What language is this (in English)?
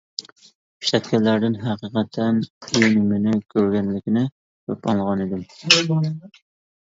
Uyghur